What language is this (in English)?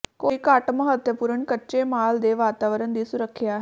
Punjabi